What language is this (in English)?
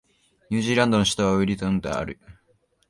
Japanese